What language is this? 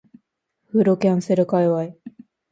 Japanese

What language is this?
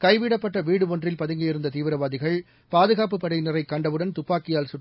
Tamil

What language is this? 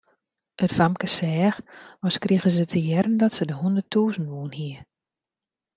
Western Frisian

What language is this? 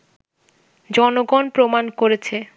Bangla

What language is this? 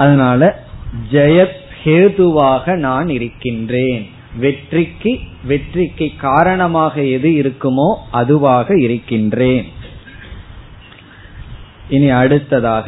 Tamil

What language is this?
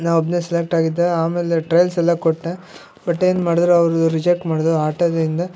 Kannada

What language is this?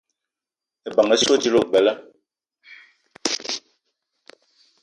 Eton (Cameroon)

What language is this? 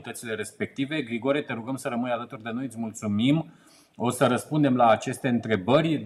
Romanian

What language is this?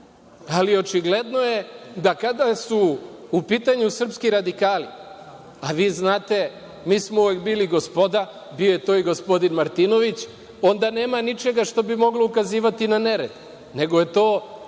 Serbian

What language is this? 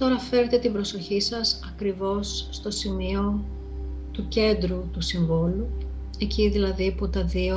Greek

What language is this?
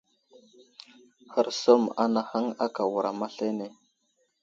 Wuzlam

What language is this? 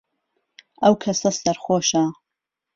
Central Kurdish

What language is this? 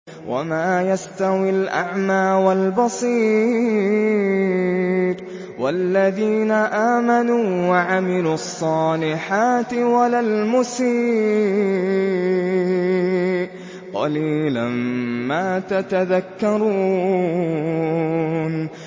Arabic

